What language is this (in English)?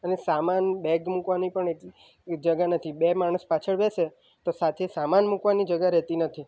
Gujarati